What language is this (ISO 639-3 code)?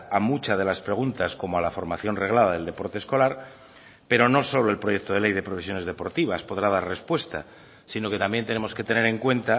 spa